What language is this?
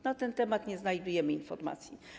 Polish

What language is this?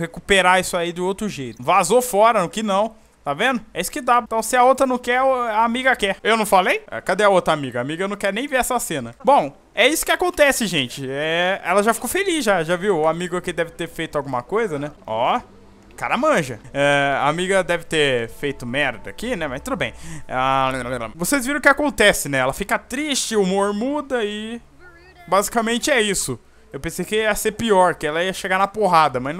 Portuguese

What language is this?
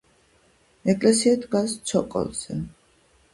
Georgian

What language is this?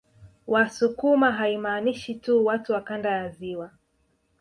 Swahili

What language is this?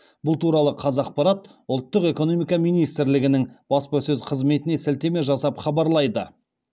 Kazakh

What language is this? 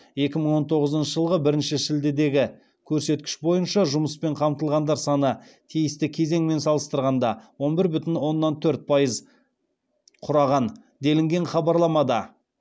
Kazakh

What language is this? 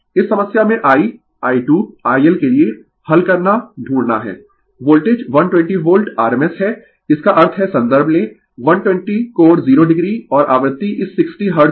Hindi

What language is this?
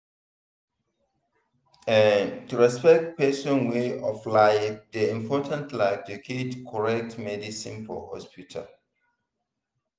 Nigerian Pidgin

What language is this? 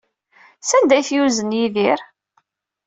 Kabyle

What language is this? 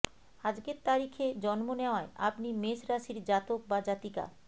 Bangla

